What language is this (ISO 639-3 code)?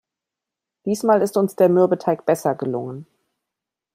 deu